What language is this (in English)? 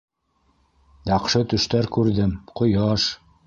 Bashkir